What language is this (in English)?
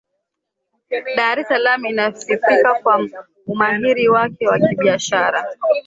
Swahili